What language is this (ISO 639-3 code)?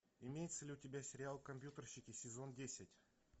rus